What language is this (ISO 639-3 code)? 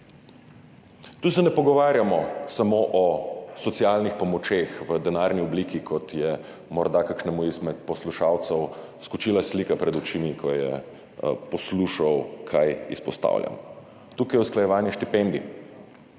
slv